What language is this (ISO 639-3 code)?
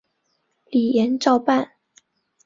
zho